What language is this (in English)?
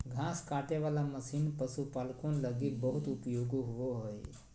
Magahi